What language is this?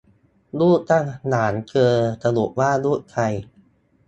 Thai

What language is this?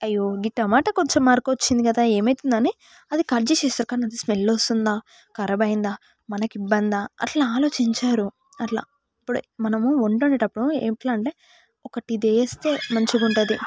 Telugu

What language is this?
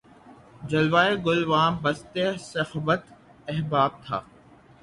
Urdu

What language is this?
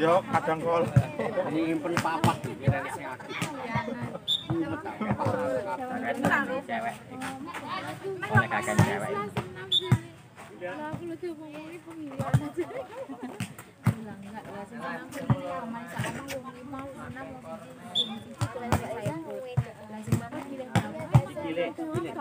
Indonesian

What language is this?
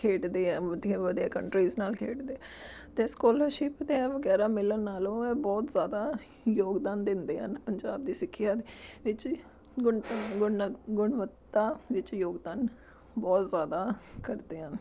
Punjabi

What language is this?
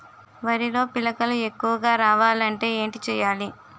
Telugu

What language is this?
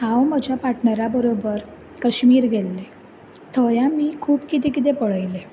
Konkani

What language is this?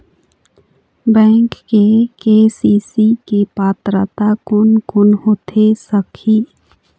Chhattisgarhi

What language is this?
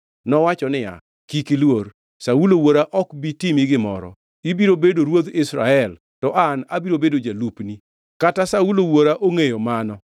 Luo (Kenya and Tanzania)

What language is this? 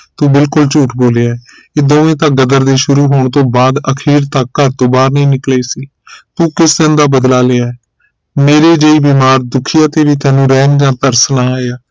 Punjabi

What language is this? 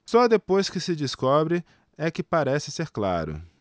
Portuguese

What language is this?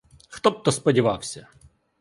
Ukrainian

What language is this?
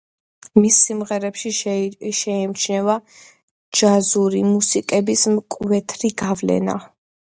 Georgian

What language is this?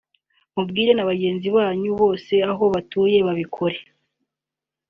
Kinyarwanda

